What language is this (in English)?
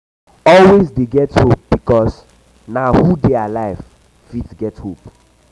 Nigerian Pidgin